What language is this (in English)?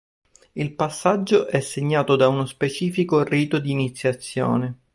Italian